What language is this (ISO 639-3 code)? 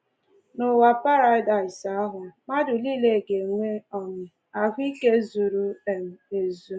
ibo